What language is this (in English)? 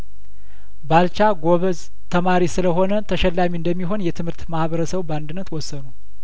Amharic